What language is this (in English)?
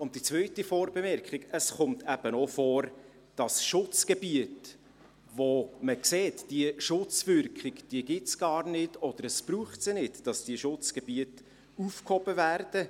Swiss German